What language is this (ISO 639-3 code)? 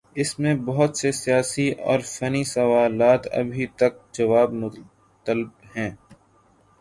urd